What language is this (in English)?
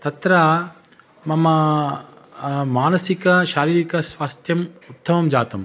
Sanskrit